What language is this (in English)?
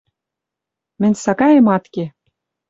Western Mari